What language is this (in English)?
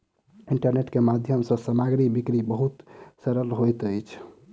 Maithili